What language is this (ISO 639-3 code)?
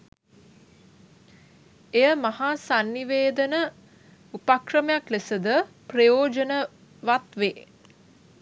sin